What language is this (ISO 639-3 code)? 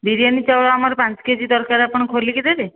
ori